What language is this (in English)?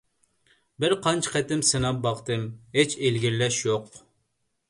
Uyghur